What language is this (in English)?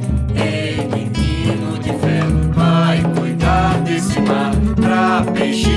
Portuguese